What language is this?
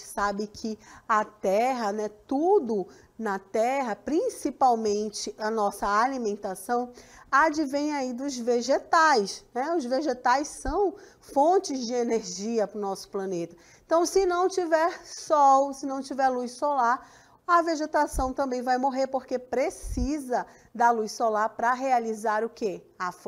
Portuguese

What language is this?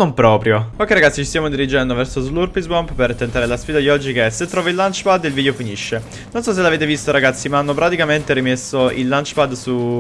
Italian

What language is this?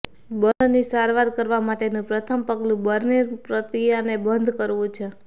Gujarati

